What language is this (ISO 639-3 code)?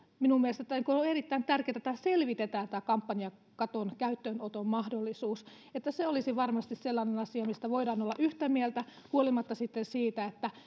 fin